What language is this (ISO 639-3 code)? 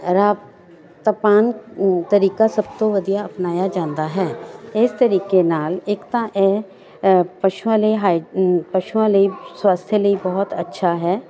pan